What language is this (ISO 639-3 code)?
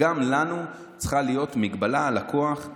heb